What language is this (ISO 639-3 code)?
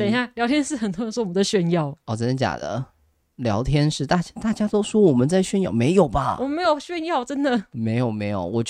zho